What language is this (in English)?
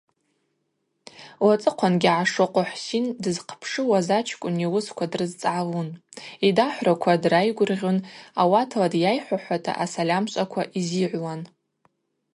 Abaza